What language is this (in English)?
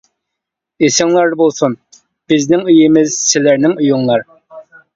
Uyghur